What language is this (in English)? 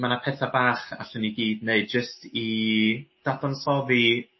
Welsh